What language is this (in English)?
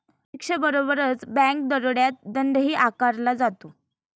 Marathi